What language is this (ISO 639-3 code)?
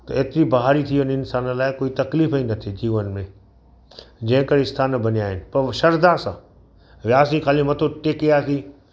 snd